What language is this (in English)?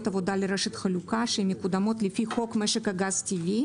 Hebrew